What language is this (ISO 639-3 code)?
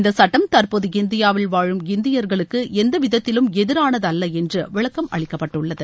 tam